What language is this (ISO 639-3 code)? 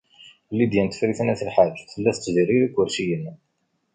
kab